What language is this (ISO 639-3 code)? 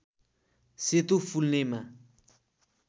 nep